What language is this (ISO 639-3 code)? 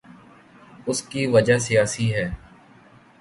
urd